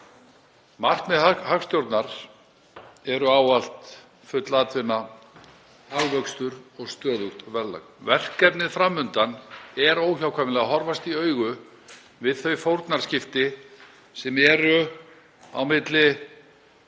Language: Icelandic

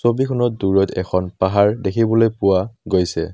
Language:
Assamese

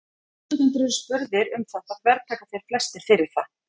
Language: Icelandic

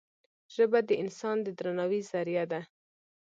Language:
Pashto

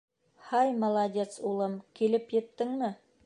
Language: Bashkir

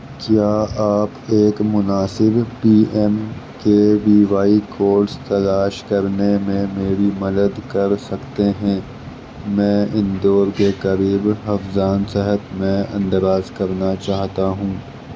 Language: Urdu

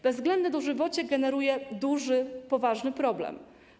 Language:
Polish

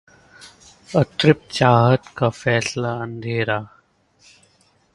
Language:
Hindi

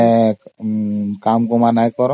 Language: Odia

